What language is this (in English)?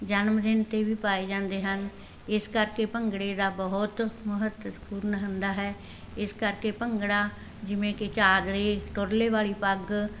Punjabi